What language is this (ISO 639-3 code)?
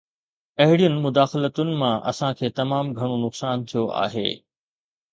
snd